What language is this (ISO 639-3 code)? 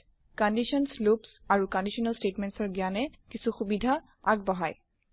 asm